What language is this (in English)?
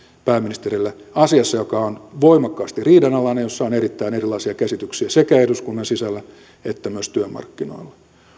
Finnish